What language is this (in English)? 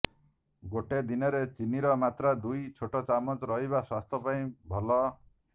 Odia